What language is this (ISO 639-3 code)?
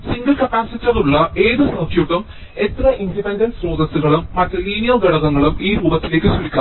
mal